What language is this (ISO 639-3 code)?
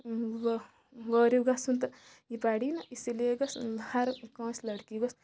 kas